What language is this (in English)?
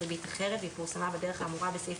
Hebrew